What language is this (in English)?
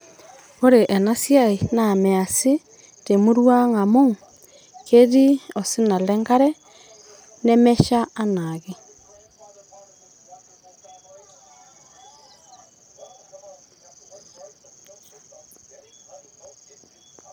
Masai